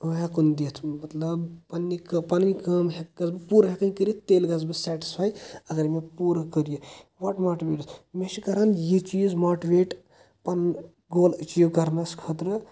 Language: Kashmiri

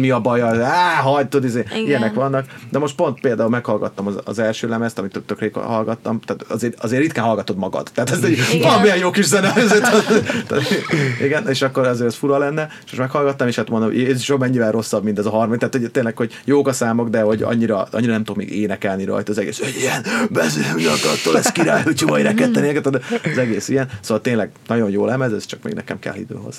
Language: Hungarian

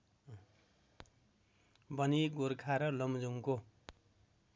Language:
Nepali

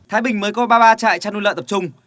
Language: Vietnamese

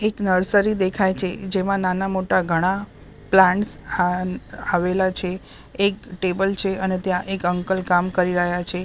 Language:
Gujarati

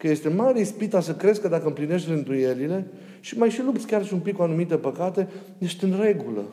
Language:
Romanian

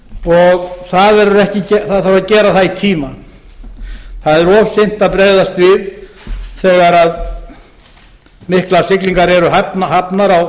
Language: Icelandic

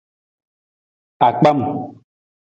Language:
Nawdm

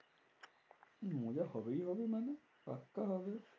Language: Bangla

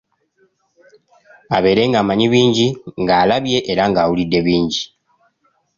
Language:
Ganda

